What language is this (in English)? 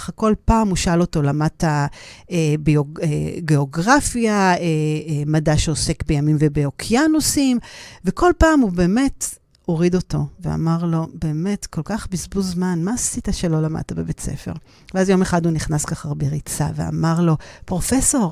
Hebrew